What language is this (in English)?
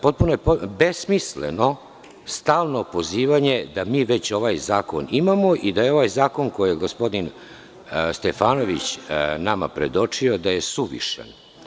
Serbian